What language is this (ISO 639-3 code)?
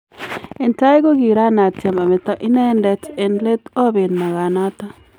kln